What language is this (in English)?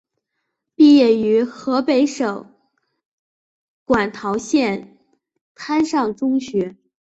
Chinese